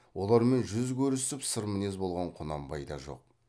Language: Kazakh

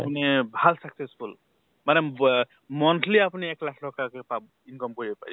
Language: Assamese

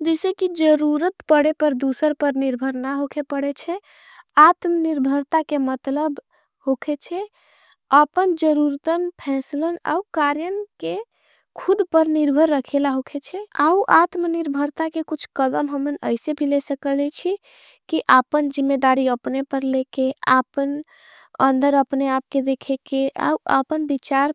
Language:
Angika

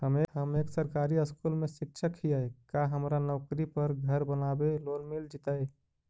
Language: Magahi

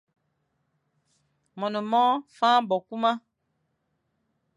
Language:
Fang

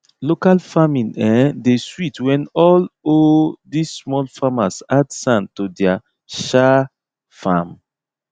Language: Nigerian Pidgin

